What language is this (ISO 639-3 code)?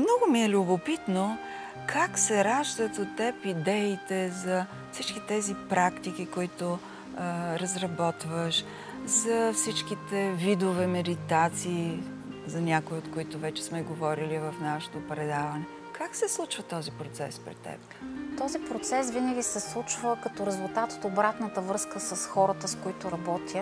bul